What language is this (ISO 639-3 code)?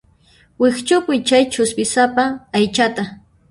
qxp